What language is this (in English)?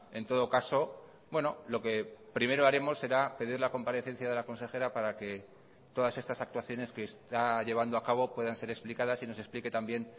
Spanish